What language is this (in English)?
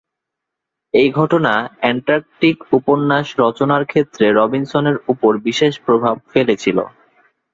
Bangla